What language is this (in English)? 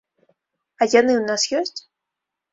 Belarusian